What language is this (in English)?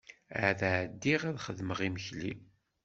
Kabyle